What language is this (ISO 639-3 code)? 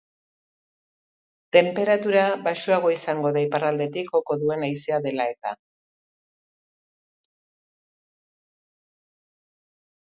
eus